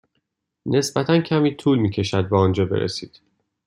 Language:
Persian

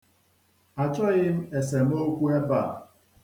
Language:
Igbo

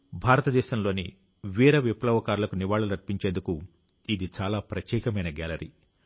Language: Telugu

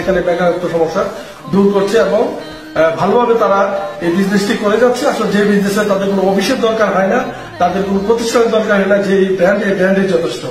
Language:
Arabic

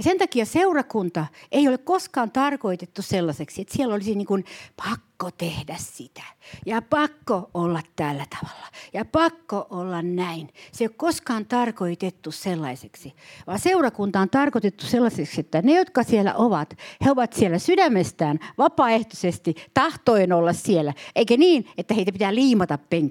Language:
Finnish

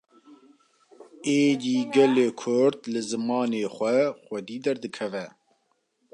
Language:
Kurdish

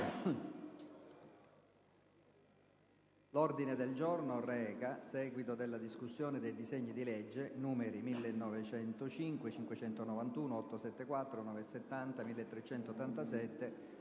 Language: Italian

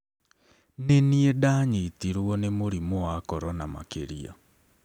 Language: Kikuyu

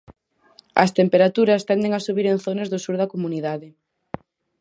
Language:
Galician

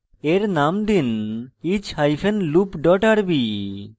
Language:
Bangla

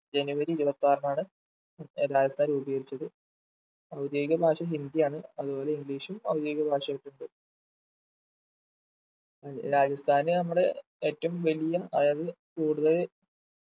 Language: Malayalam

